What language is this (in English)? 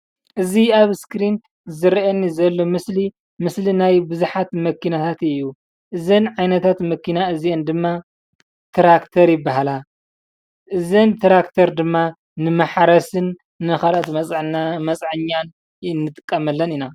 Tigrinya